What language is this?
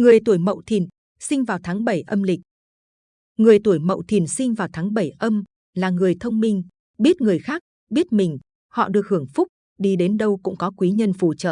Vietnamese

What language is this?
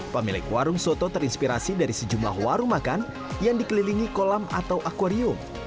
Indonesian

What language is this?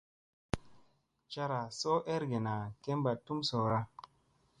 Musey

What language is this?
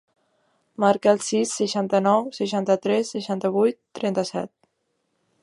Catalan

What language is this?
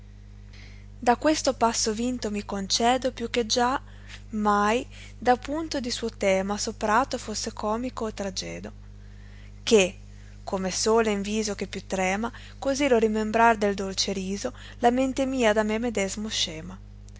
Italian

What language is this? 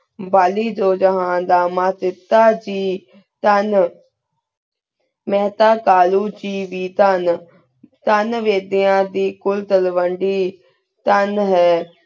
Punjabi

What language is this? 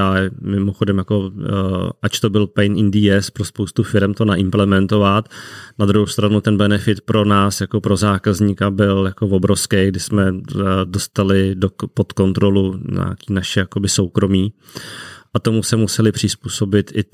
Czech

